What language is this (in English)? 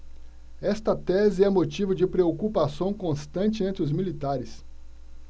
Portuguese